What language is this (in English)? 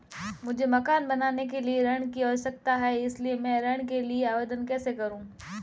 Hindi